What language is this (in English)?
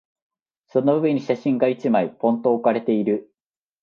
Japanese